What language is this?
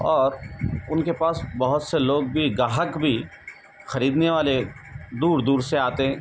Urdu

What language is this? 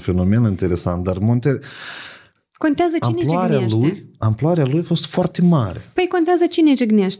Romanian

